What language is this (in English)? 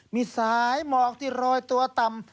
Thai